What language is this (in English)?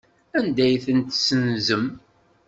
Kabyle